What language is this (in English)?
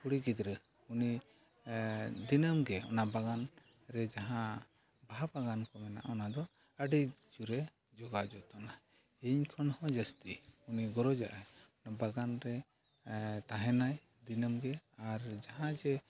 Santali